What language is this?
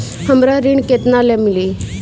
Bhojpuri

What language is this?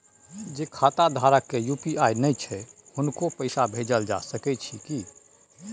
Maithili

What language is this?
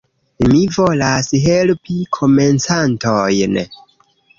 Esperanto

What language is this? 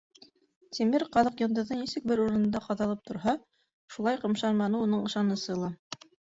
Bashkir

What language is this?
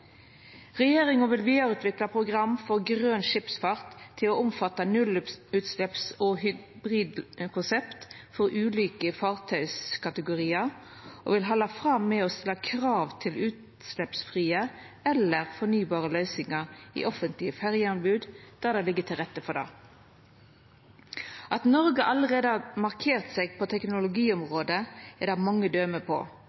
Norwegian Nynorsk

